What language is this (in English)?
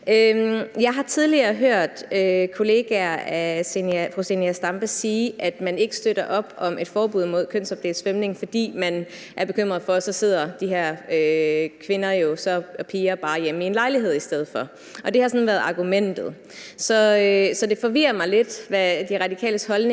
Danish